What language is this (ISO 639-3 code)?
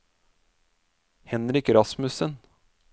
nor